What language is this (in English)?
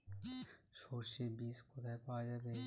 Bangla